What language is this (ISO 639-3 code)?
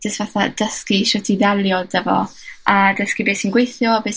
cym